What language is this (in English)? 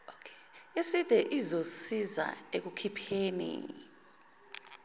Zulu